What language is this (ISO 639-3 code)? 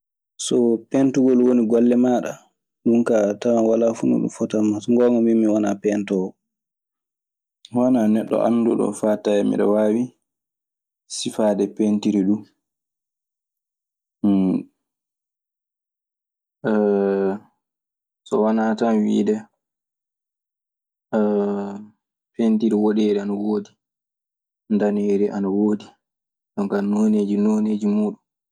ffm